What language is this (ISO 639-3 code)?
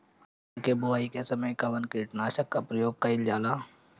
bho